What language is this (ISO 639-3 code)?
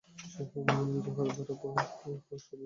ben